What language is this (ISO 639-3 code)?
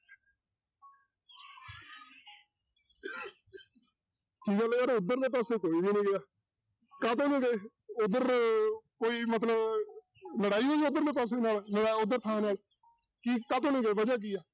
pan